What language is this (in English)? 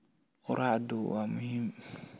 Somali